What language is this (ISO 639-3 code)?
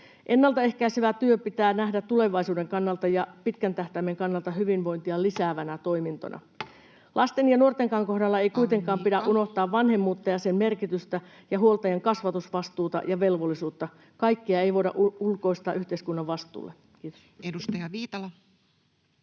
fin